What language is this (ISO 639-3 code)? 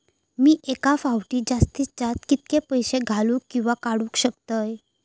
mar